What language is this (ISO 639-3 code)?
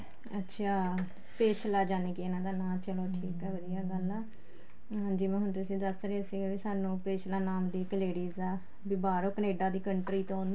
pan